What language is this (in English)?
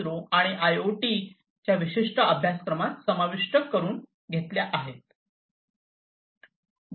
Marathi